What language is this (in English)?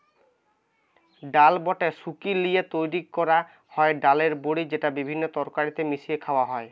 Bangla